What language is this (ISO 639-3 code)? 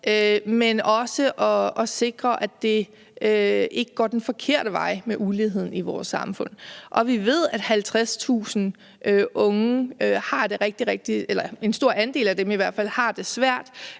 dan